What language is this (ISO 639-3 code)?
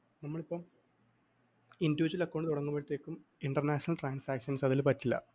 mal